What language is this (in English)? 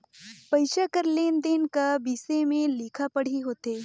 Chhattisgarhi